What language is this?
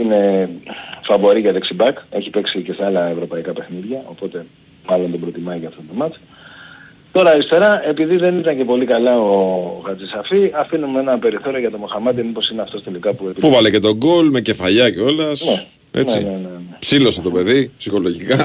Greek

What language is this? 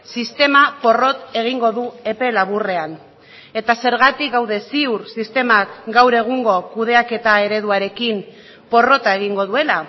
Basque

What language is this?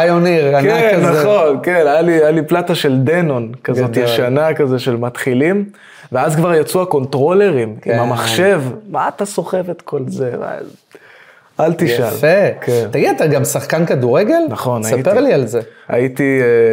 Hebrew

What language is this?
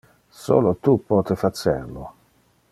Interlingua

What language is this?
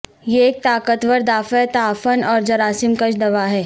Urdu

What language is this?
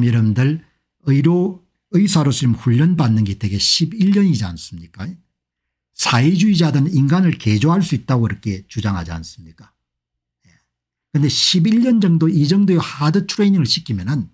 Korean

